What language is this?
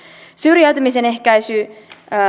Finnish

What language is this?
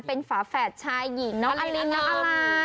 Thai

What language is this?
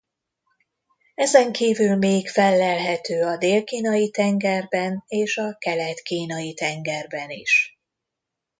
Hungarian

